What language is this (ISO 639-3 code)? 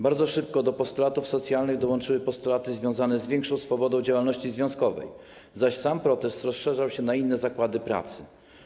pol